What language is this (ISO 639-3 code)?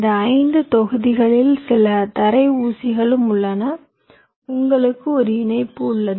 tam